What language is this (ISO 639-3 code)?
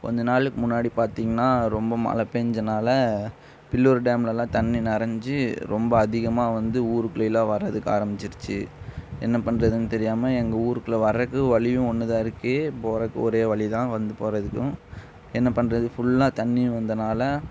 tam